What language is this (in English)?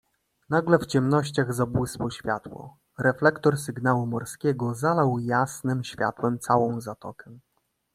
Polish